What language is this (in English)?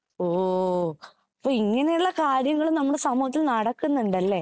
Malayalam